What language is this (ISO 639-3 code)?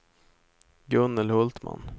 swe